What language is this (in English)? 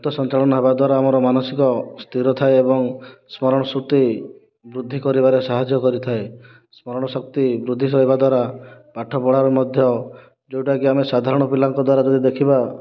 Odia